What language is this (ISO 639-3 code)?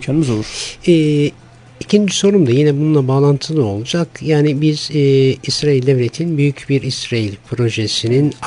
tur